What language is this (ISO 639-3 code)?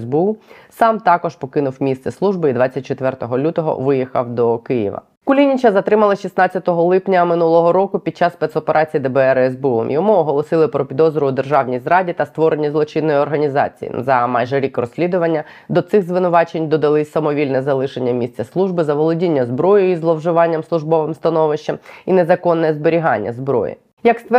ukr